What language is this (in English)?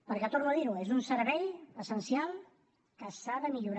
Catalan